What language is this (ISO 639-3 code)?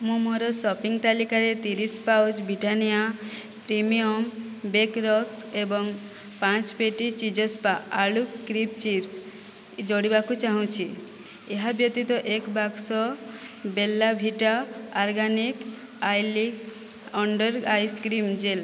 ori